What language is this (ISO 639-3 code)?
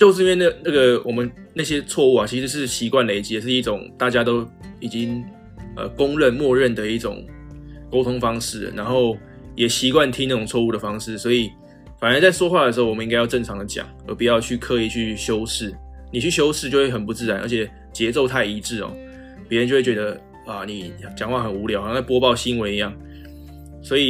zho